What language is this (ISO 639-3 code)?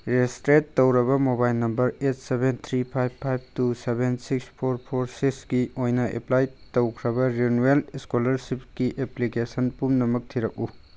mni